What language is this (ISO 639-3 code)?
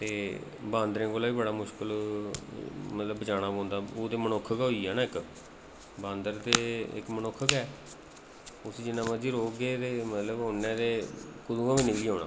doi